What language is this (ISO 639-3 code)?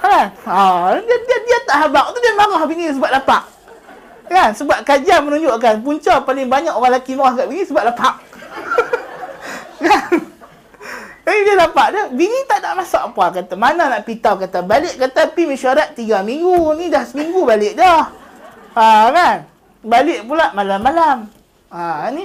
msa